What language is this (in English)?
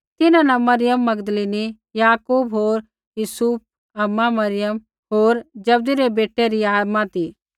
Kullu Pahari